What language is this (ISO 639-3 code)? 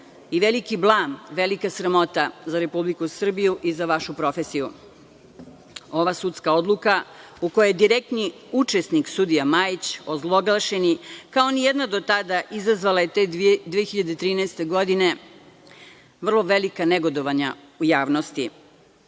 srp